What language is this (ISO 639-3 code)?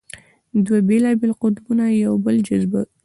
pus